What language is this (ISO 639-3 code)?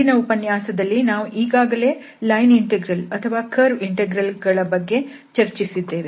kan